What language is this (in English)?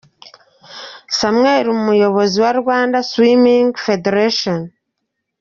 Kinyarwanda